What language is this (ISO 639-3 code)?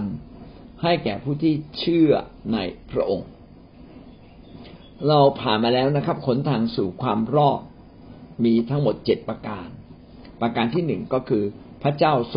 tha